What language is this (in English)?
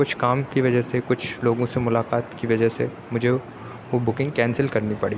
Urdu